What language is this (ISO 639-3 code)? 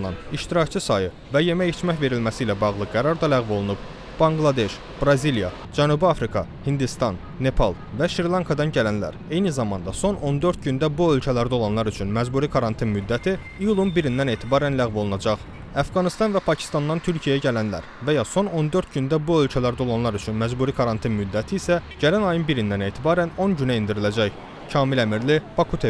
tur